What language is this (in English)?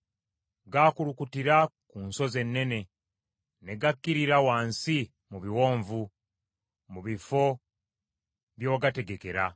Ganda